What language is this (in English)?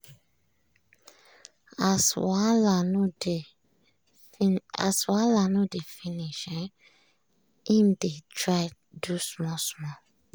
Nigerian Pidgin